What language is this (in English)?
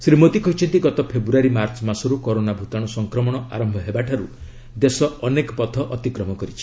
Odia